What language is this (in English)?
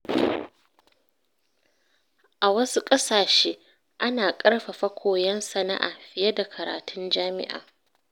Hausa